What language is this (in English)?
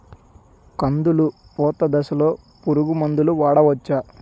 Telugu